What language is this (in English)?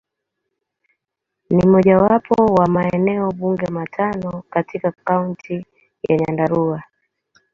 Swahili